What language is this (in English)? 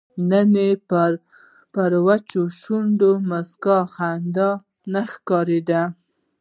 Pashto